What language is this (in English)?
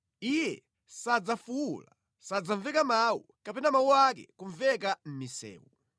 Nyanja